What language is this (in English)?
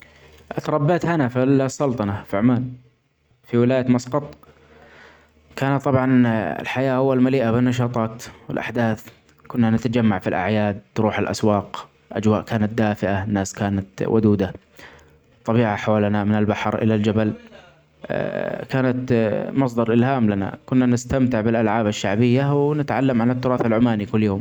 Omani Arabic